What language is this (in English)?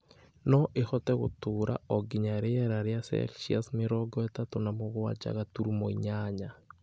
Kikuyu